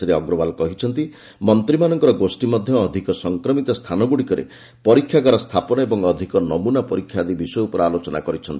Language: Odia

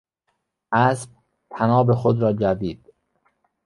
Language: Persian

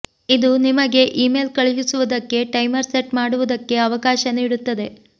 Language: Kannada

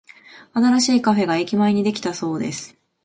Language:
Japanese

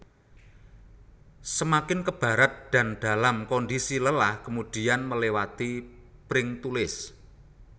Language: Javanese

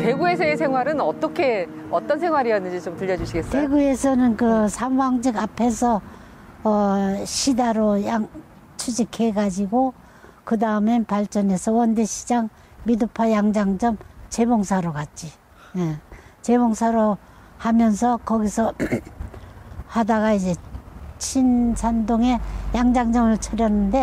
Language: Korean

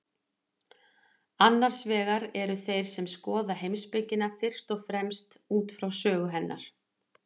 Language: Icelandic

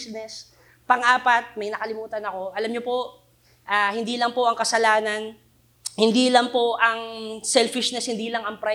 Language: Filipino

